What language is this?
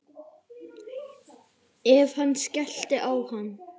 Icelandic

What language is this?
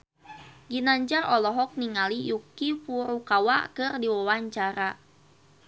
Sundanese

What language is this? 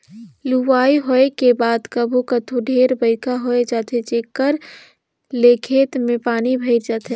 Chhattisgarhi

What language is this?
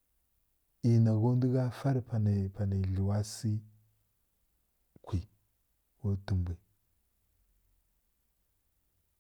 Kirya-Konzəl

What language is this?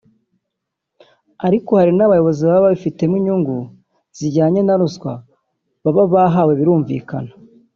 Kinyarwanda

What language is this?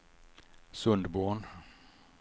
Swedish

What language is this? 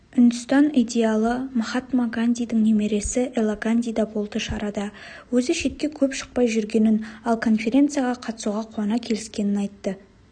Kazakh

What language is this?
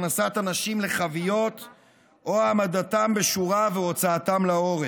Hebrew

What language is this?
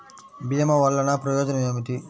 Telugu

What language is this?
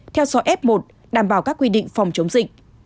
Vietnamese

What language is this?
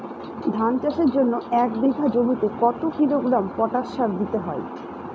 Bangla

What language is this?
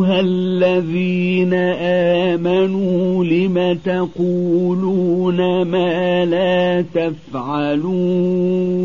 Arabic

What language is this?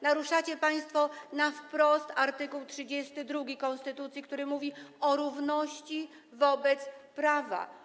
Polish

